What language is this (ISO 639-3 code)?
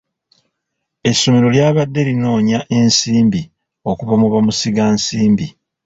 lug